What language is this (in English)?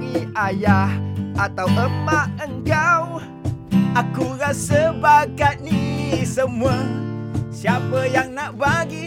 Malay